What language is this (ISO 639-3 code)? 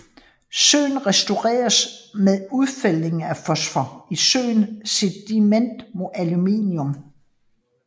dan